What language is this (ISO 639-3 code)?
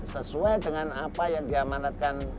ind